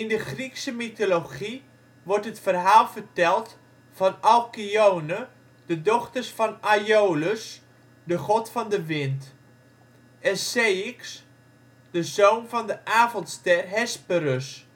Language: Dutch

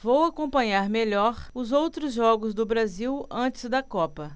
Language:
Portuguese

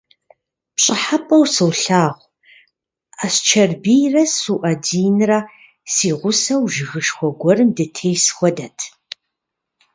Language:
Kabardian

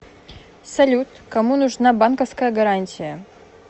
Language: Russian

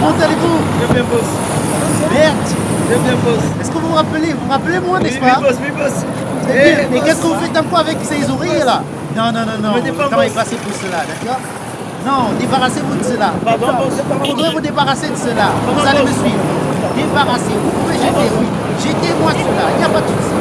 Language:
French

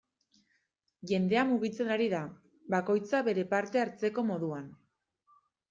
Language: Basque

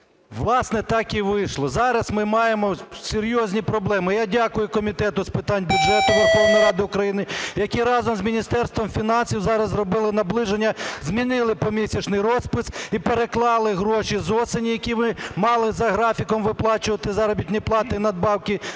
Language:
Ukrainian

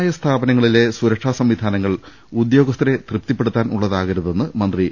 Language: Malayalam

